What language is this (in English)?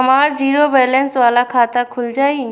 Bhojpuri